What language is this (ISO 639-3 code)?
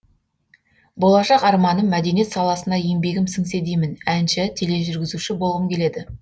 kaz